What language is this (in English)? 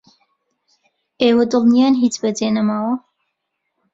Central Kurdish